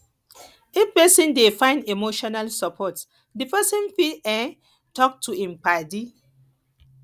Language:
Nigerian Pidgin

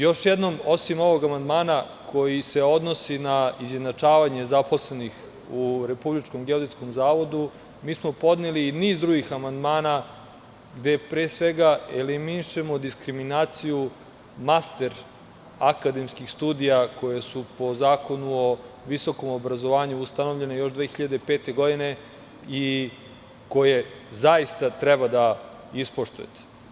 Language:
Serbian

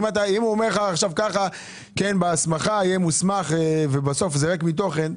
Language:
Hebrew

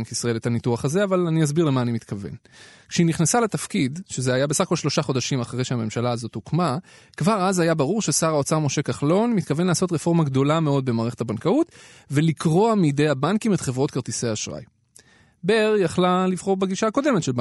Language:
Hebrew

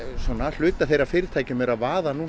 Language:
Icelandic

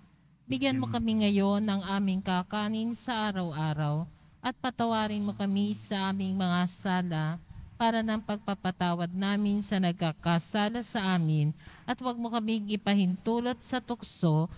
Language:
Filipino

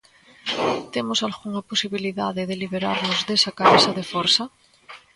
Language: Galician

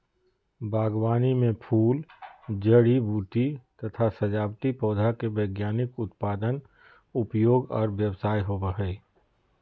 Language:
Magahi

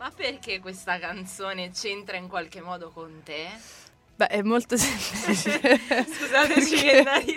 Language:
Italian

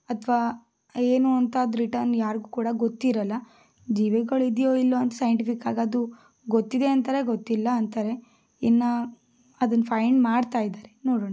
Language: Kannada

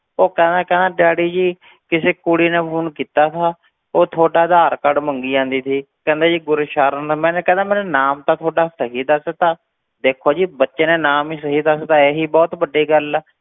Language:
Punjabi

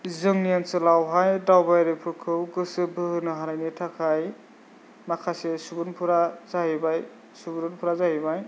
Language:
Bodo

